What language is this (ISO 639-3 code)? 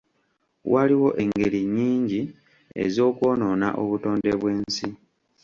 lug